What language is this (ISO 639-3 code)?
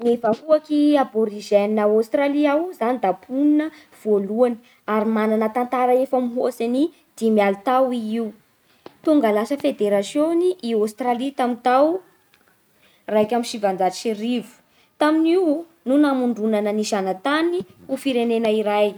bhr